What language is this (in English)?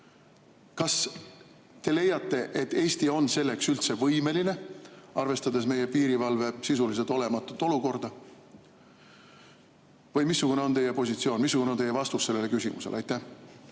Estonian